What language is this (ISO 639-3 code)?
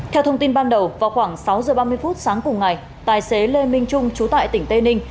vie